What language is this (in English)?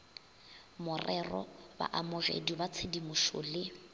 Northern Sotho